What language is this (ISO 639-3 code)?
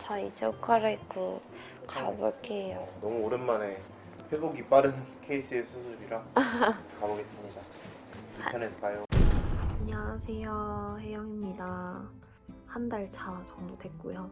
kor